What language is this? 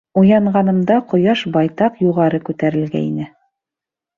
Bashkir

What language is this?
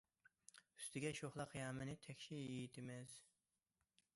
Uyghur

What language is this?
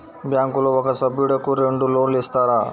Telugu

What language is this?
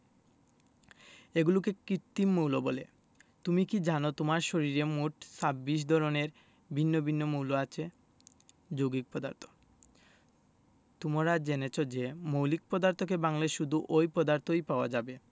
Bangla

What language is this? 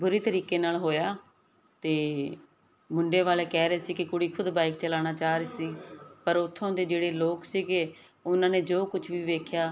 Punjabi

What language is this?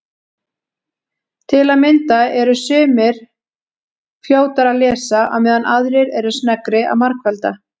Icelandic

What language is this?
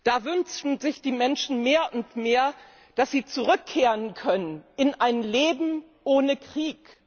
German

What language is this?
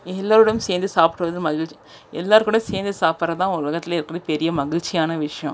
Tamil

